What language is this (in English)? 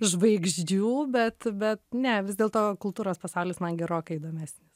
Lithuanian